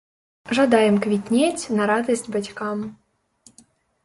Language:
Belarusian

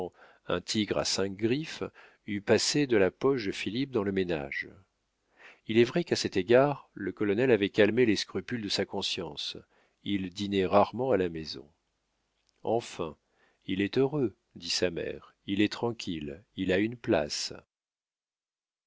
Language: French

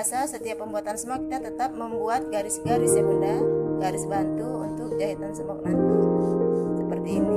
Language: Indonesian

